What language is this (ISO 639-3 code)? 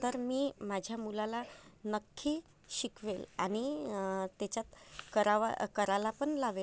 mar